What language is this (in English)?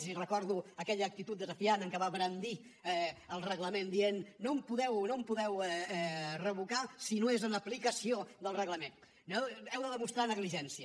Catalan